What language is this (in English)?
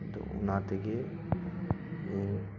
Santali